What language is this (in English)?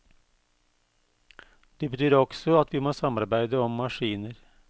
Norwegian